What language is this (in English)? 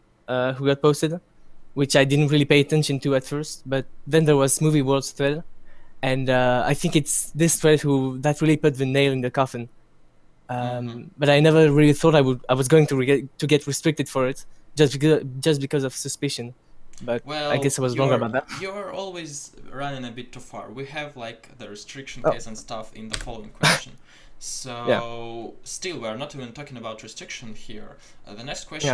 English